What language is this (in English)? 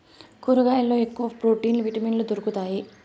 Telugu